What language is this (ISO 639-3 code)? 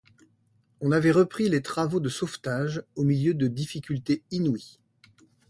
fra